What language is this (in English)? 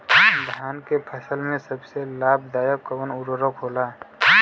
Bhojpuri